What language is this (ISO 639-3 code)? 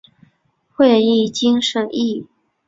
zho